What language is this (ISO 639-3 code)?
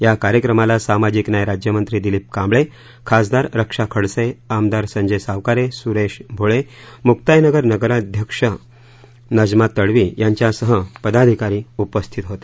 mar